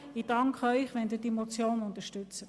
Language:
Swiss German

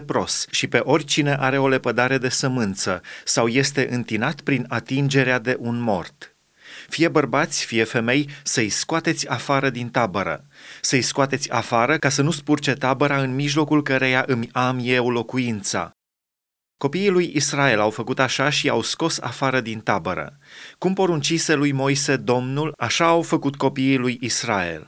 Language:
Romanian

